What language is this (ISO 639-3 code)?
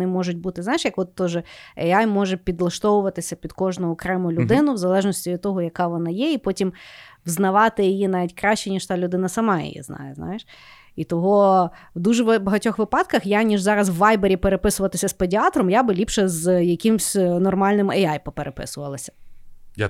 ukr